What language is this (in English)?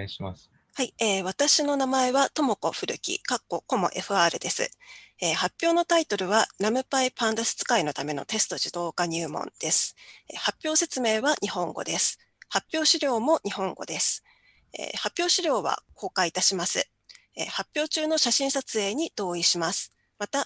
Japanese